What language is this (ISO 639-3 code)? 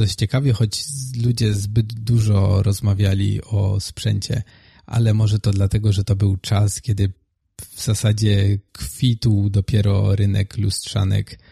pol